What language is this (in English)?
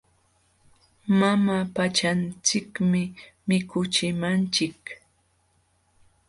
Jauja Wanca Quechua